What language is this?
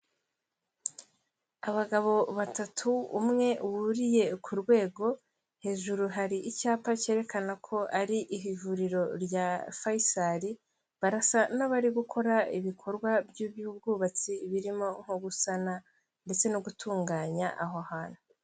Kinyarwanda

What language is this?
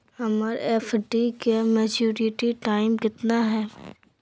Magahi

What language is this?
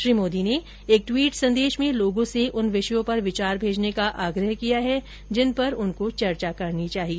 Hindi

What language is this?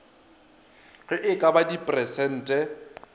Northern Sotho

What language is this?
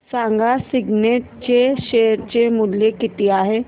Marathi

